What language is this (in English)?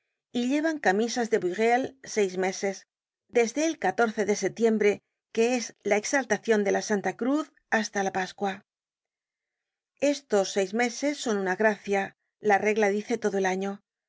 Spanish